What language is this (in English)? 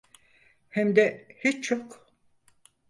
Turkish